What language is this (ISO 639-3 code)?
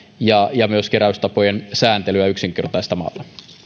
fin